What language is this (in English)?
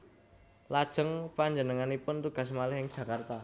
Javanese